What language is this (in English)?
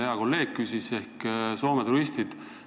Estonian